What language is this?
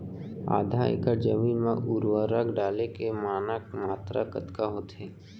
Chhattisgarhi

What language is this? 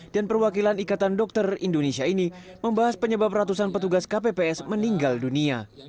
Indonesian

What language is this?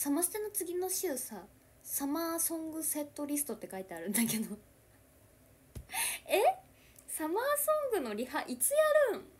Japanese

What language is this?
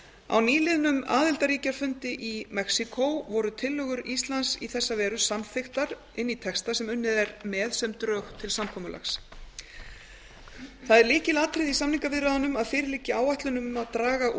Icelandic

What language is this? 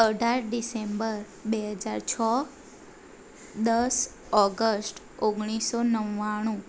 Gujarati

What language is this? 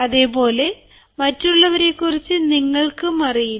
Malayalam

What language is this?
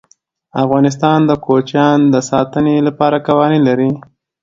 Pashto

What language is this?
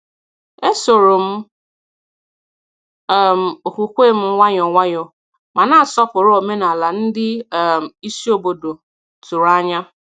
Igbo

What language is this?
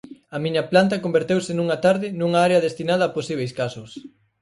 Galician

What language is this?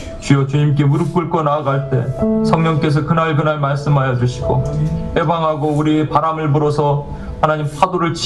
Korean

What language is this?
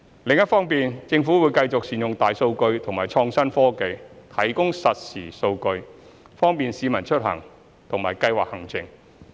Cantonese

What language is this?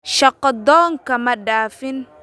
Somali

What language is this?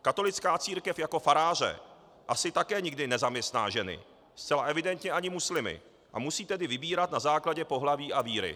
Czech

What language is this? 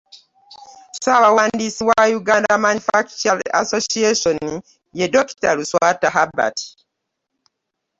Ganda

